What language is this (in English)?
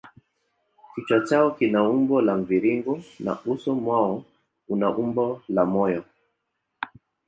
Swahili